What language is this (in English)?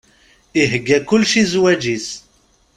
Kabyle